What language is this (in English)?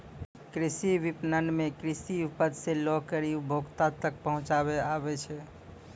Maithili